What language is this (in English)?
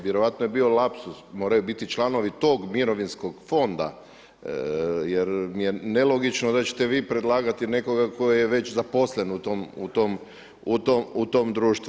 Croatian